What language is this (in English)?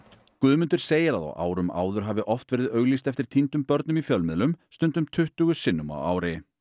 Icelandic